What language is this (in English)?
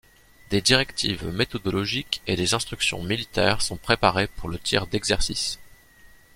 French